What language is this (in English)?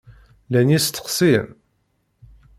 Kabyle